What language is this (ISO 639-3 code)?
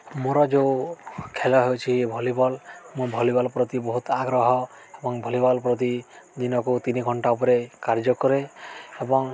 ori